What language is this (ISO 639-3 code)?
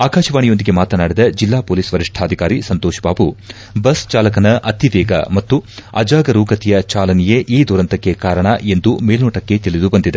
kan